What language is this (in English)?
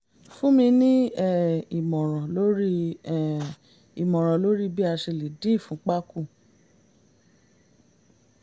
Yoruba